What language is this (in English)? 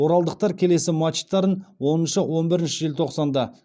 Kazakh